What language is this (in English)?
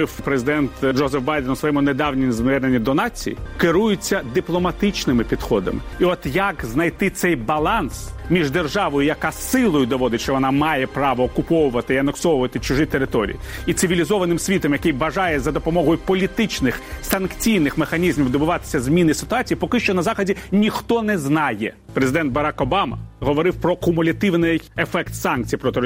Ukrainian